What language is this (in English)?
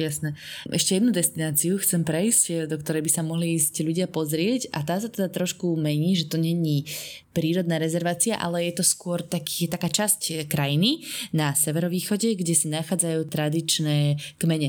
Slovak